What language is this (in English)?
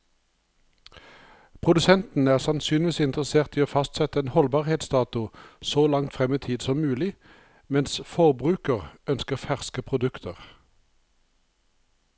Norwegian